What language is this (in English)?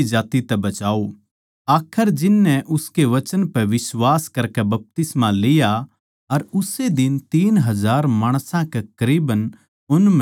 Haryanvi